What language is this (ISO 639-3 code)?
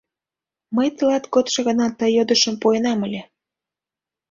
chm